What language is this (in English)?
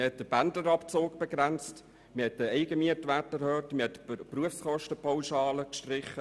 Swiss German